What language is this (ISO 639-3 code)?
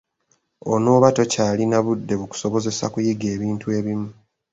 lug